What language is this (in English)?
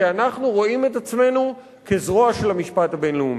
Hebrew